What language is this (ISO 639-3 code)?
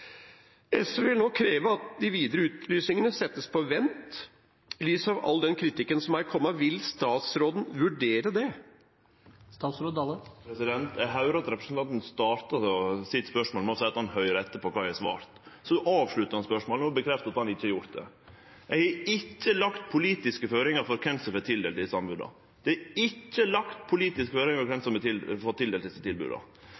nor